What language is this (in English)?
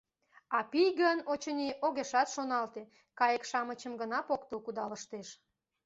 Mari